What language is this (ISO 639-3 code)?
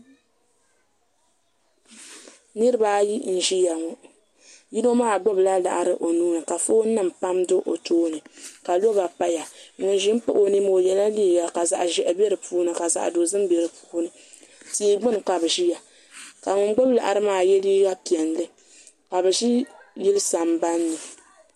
dag